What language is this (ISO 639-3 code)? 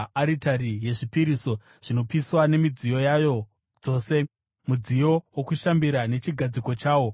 sna